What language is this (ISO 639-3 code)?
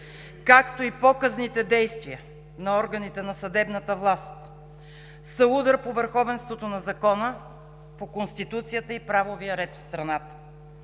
bul